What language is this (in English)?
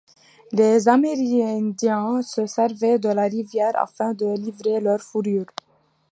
French